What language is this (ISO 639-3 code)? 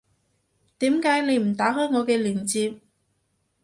yue